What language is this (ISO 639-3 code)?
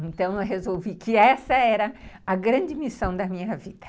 por